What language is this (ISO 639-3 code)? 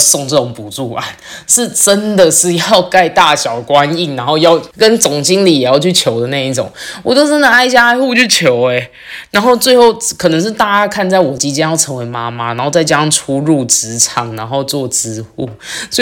zho